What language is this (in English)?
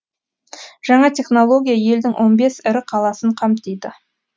Kazakh